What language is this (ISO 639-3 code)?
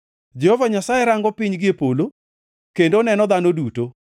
luo